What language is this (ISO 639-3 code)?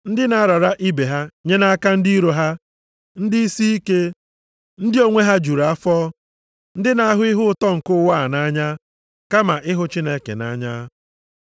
ibo